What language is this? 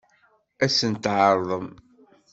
Kabyle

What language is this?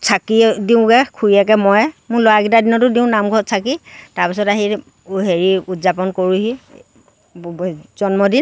Assamese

